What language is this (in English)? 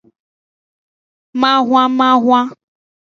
Aja (Benin)